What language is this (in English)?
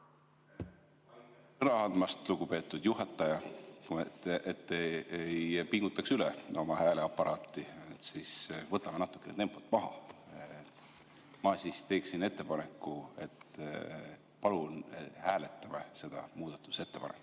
Estonian